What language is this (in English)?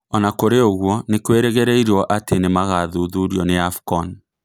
Kikuyu